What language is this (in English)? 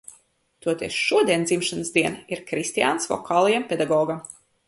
Latvian